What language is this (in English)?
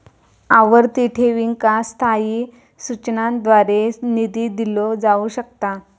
Marathi